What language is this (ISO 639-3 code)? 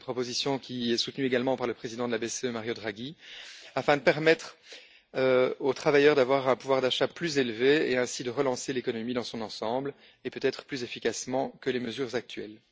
fra